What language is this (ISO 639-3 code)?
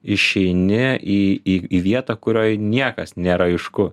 lit